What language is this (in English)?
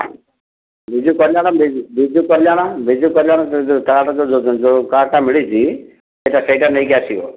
Odia